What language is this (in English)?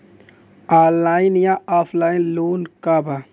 Bhojpuri